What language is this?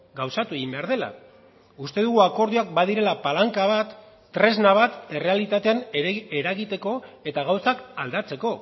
Basque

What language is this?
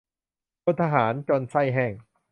Thai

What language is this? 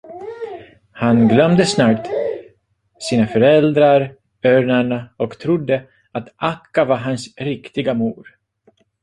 Swedish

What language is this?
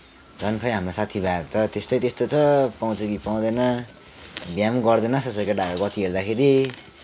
Nepali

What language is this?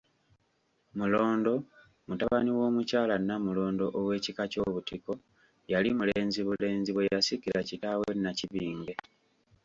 Ganda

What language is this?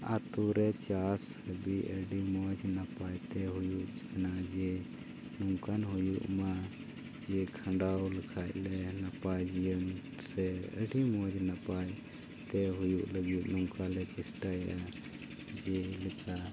Santali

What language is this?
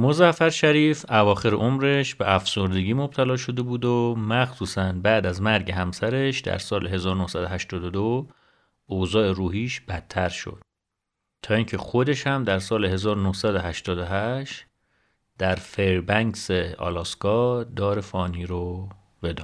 Persian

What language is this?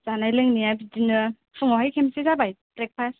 Bodo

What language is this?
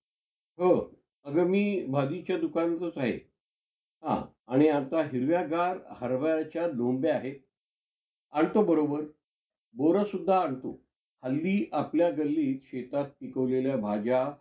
Marathi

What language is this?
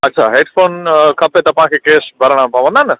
Sindhi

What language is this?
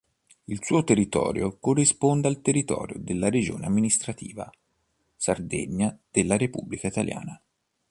Italian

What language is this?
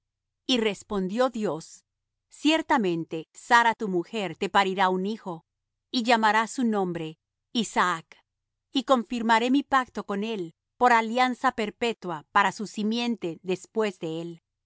Spanish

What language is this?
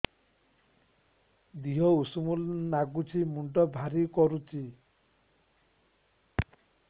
Odia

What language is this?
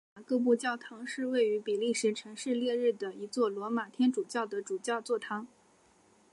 Chinese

